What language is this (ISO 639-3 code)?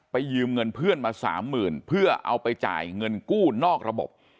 tha